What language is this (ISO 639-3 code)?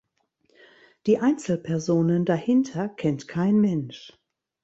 deu